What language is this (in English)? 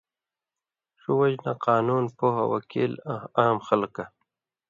Indus Kohistani